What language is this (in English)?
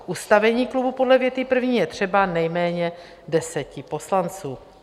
Czech